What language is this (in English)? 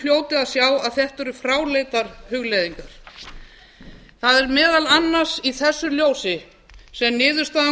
Icelandic